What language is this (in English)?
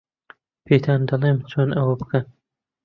Central Kurdish